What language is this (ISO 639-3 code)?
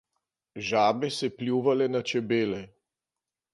slv